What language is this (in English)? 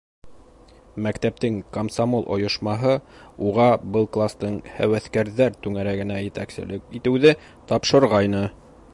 Bashkir